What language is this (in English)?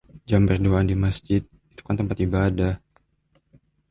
Indonesian